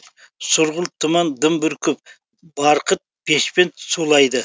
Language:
Kazakh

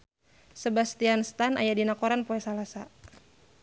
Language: Sundanese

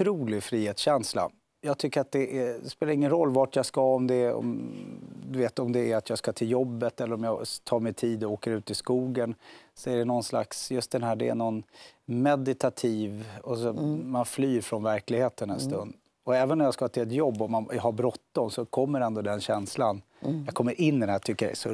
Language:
Swedish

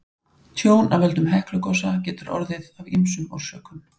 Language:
Icelandic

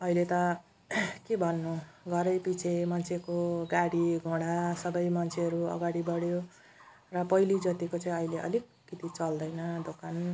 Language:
Nepali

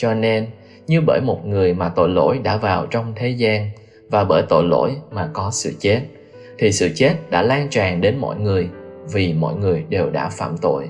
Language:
Vietnamese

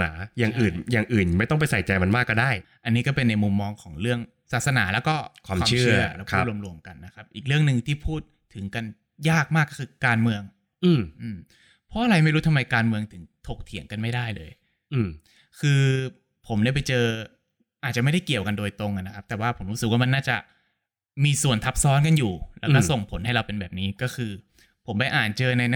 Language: Thai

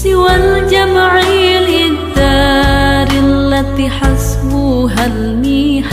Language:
Arabic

